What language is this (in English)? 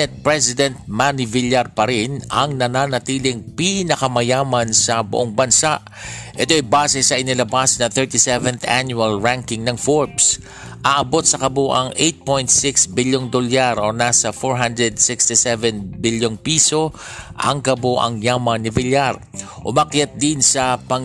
Filipino